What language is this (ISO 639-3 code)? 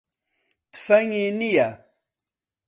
ckb